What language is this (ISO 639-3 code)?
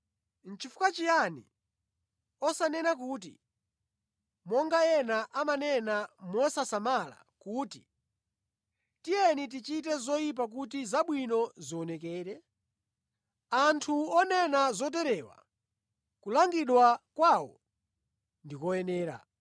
nya